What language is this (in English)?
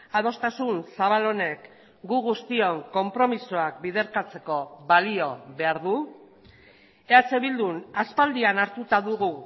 Basque